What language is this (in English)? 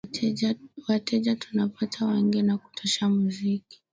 Swahili